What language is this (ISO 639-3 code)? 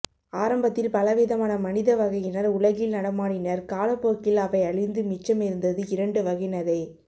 tam